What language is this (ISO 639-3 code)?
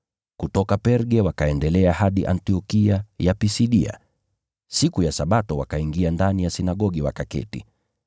swa